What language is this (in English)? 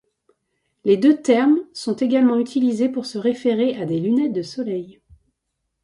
French